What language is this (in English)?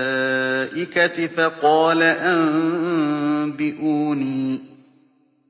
Arabic